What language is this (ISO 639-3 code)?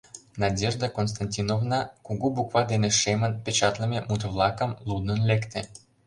chm